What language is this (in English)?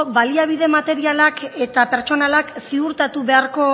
Basque